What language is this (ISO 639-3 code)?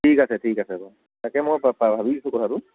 asm